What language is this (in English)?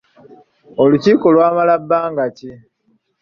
Ganda